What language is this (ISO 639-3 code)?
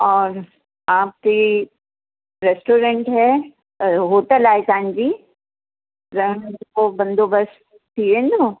snd